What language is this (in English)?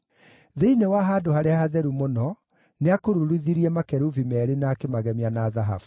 Kikuyu